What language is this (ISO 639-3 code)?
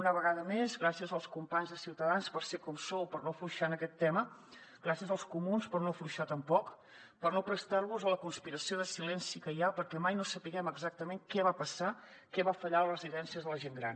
cat